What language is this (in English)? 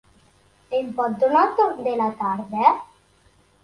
Catalan